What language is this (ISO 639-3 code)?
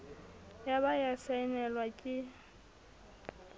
sot